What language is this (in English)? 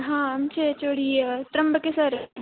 Marathi